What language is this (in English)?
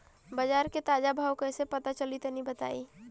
Bhojpuri